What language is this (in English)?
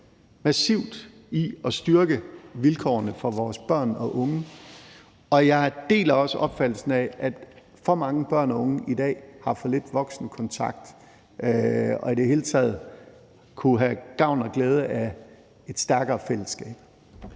Danish